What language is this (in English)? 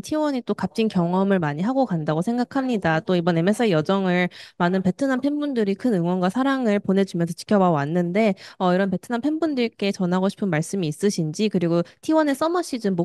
Korean